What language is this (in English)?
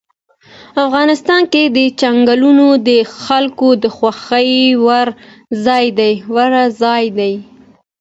Pashto